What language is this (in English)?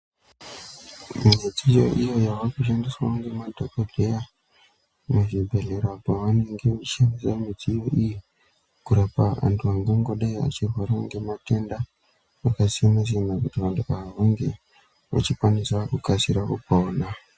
Ndau